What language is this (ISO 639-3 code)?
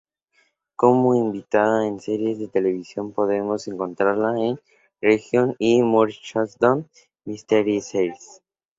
spa